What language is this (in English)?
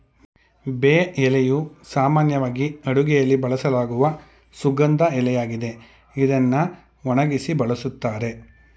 Kannada